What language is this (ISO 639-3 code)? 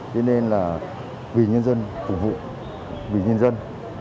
vie